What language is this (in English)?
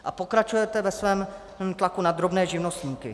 Czech